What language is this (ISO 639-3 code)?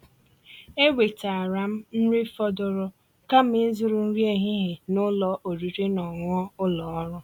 ibo